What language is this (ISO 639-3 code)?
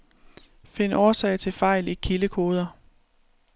dan